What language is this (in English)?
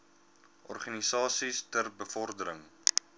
Afrikaans